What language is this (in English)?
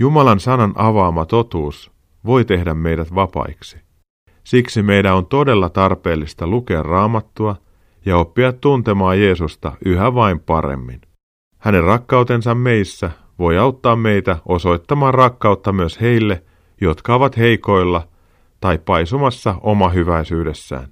Finnish